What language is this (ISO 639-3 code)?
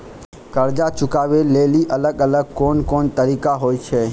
mai